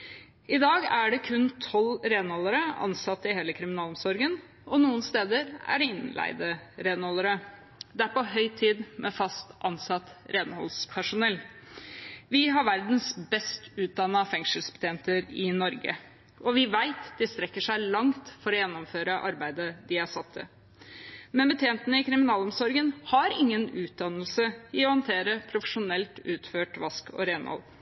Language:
Norwegian Bokmål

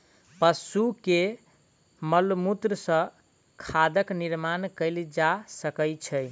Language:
Maithili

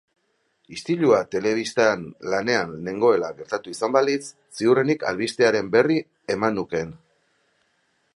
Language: Basque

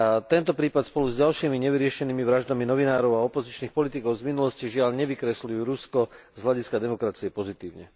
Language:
Slovak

